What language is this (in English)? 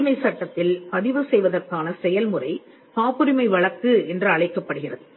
Tamil